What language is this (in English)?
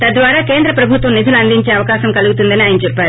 Telugu